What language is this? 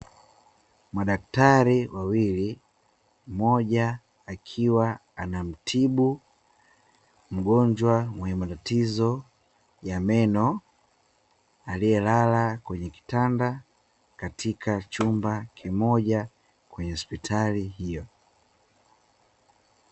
Swahili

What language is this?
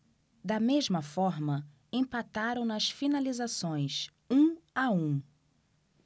Portuguese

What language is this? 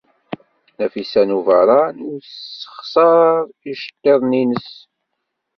Kabyle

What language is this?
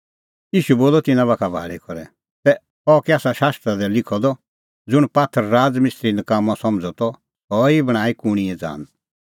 Kullu Pahari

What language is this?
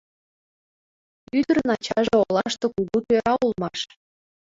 Mari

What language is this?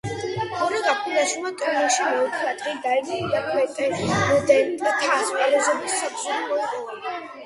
Georgian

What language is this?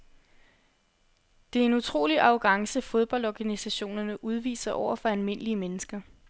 Danish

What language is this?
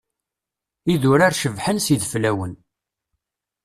Kabyle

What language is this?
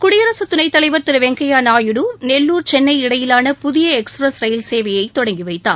Tamil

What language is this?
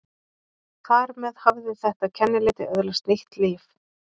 Icelandic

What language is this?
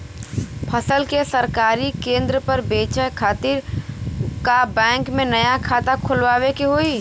Bhojpuri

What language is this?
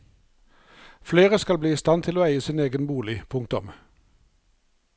Norwegian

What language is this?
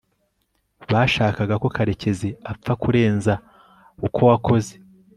Kinyarwanda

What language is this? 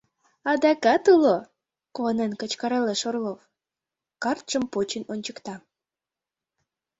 Mari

